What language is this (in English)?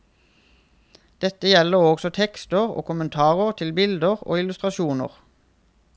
Norwegian